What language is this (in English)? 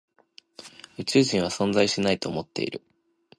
Japanese